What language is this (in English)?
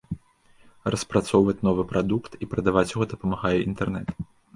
Belarusian